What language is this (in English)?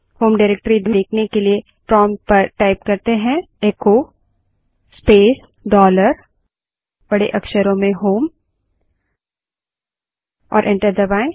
Hindi